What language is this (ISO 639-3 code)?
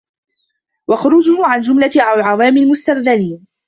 ara